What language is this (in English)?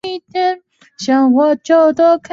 Chinese